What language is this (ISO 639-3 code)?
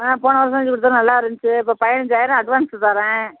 tam